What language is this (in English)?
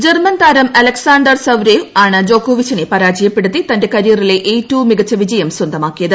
Malayalam